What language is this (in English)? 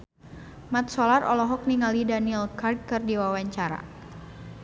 Sundanese